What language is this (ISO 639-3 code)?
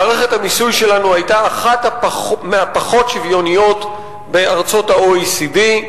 heb